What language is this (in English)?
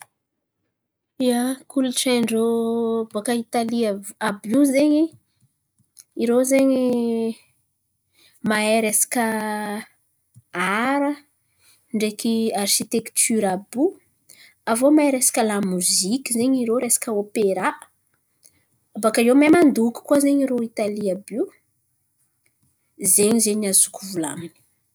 Antankarana Malagasy